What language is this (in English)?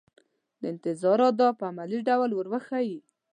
Pashto